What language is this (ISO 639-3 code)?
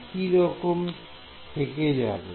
ben